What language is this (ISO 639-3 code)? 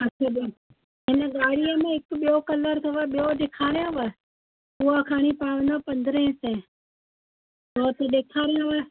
snd